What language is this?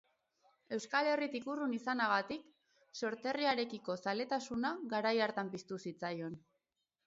Basque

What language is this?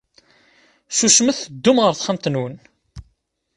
Kabyle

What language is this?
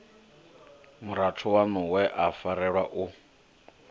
Venda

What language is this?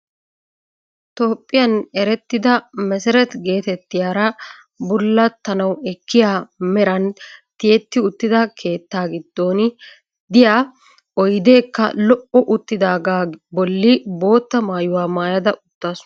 Wolaytta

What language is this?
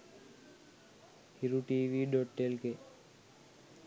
Sinhala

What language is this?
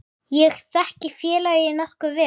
Icelandic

